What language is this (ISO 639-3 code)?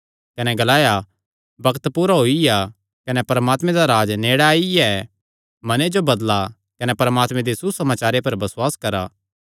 xnr